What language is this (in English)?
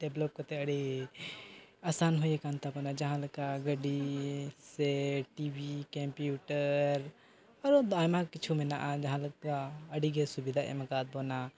Santali